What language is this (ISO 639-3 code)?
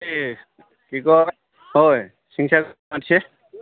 asm